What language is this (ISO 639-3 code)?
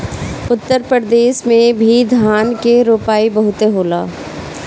bho